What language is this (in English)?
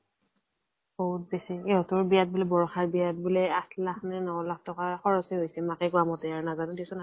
Assamese